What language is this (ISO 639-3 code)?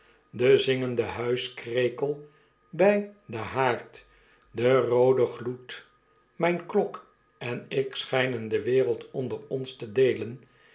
nld